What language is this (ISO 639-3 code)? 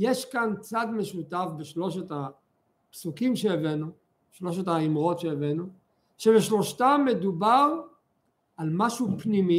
heb